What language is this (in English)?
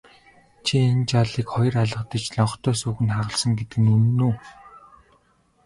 Mongolian